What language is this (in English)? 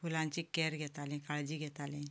Konkani